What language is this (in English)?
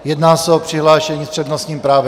Czech